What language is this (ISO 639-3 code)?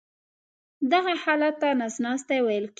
pus